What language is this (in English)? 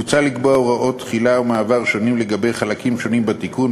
Hebrew